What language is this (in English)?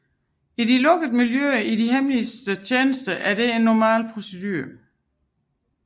Danish